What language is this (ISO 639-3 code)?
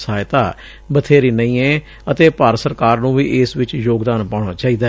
pan